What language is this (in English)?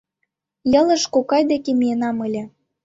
Mari